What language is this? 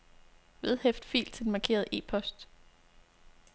Danish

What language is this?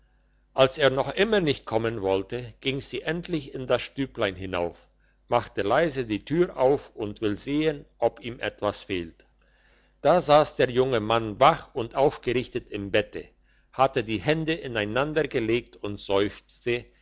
German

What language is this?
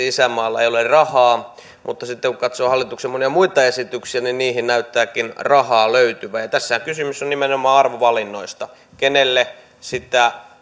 Finnish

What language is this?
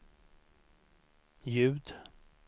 Swedish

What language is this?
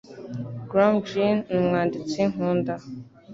Kinyarwanda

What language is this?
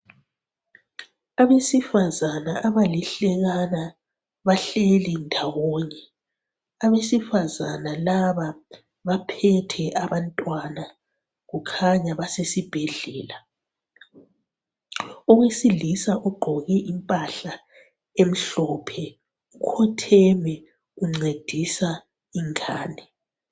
North Ndebele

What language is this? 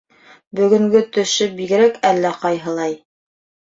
Bashkir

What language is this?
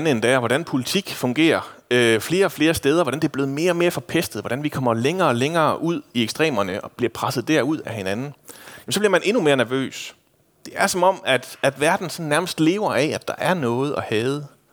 Danish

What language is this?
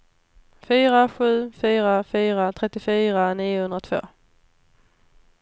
Swedish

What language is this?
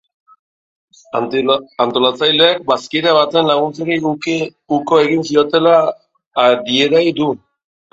Basque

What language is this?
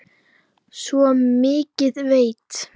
Icelandic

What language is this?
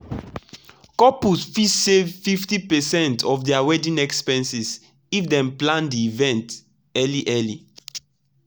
Nigerian Pidgin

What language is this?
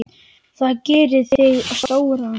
Icelandic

